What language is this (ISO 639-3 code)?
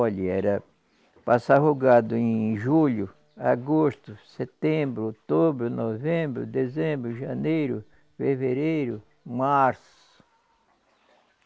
por